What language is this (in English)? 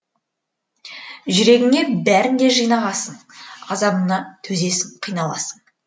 Kazakh